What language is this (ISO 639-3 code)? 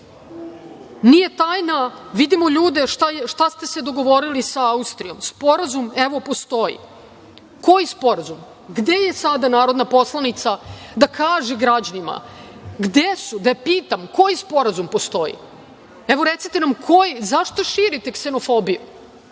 srp